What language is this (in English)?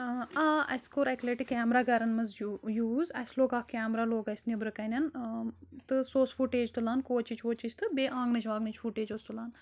Kashmiri